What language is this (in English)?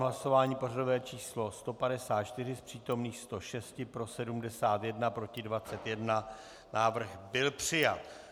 Czech